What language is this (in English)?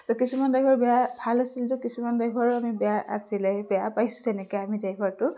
Assamese